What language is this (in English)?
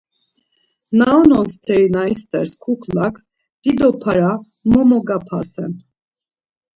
Laz